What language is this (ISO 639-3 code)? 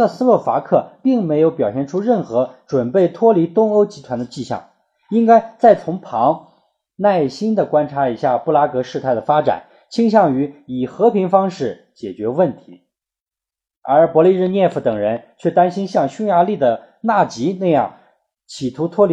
zho